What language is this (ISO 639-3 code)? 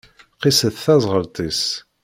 kab